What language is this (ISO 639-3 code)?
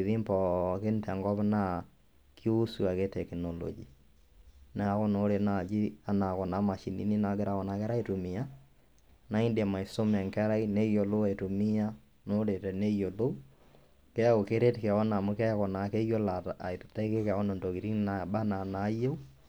mas